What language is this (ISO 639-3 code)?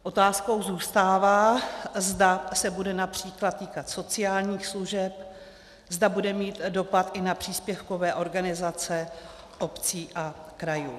ces